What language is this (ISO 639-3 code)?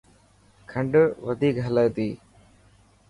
mki